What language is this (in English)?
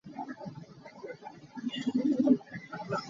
Hakha Chin